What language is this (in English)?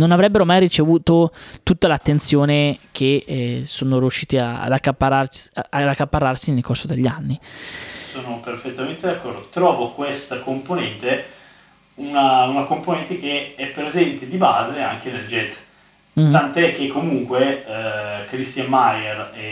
Italian